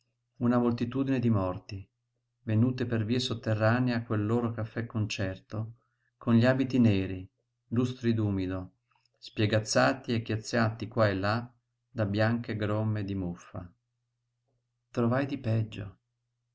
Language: Italian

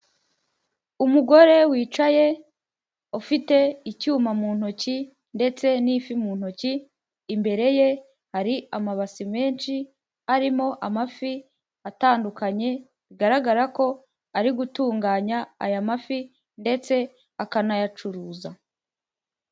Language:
Kinyarwanda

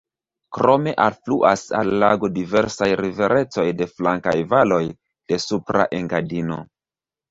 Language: Esperanto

